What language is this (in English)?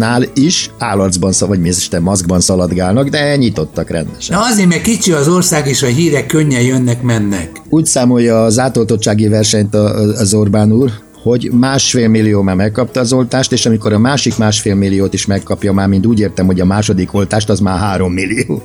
Hungarian